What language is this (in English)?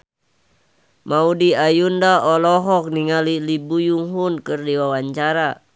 Sundanese